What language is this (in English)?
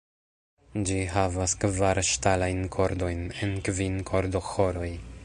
Esperanto